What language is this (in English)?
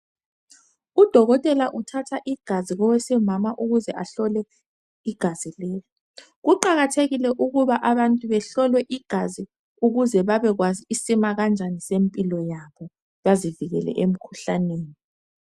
North Ndebele